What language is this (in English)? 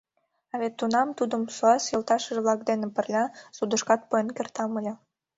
Mari